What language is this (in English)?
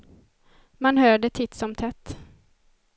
Swedish